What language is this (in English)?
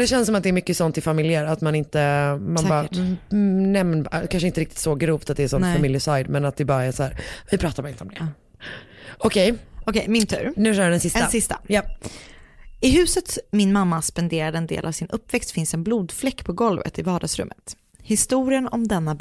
Swedish